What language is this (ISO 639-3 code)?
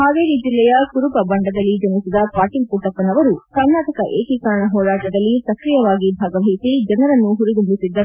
kan